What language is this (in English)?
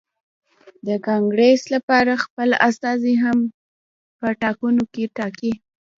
Pashto